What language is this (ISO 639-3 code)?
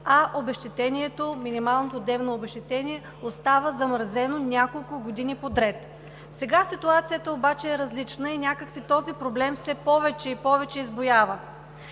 bul